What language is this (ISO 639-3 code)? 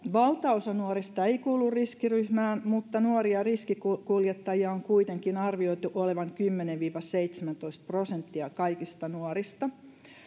fin